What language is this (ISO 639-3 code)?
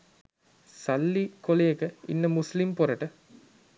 sin